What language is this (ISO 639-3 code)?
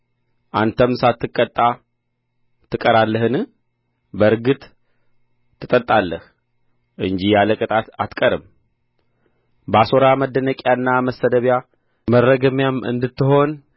amh